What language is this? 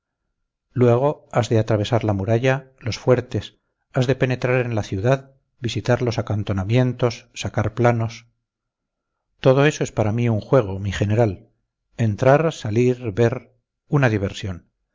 Spanish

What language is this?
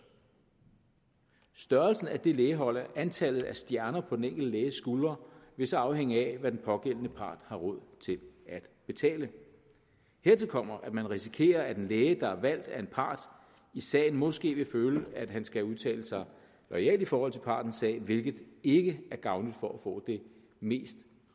Danish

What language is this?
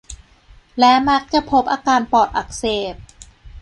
Thai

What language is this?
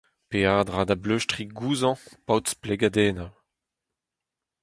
Breton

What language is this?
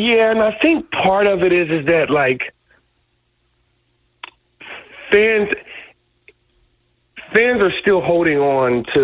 English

